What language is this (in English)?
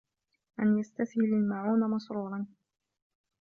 Arabic